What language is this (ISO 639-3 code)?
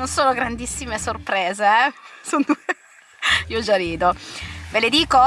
ita